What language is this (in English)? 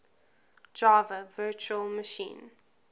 English